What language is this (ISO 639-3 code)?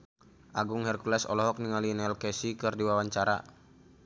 sun